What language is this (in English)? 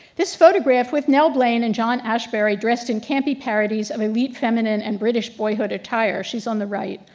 English